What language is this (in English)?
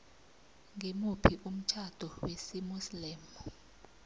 South Ndebele